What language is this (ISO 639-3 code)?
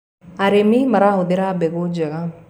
kik